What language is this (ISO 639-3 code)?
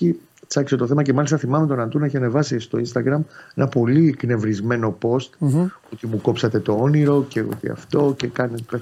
ell